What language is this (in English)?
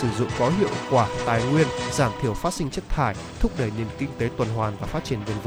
Vietnamese